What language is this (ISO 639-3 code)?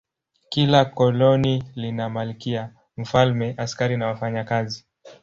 swa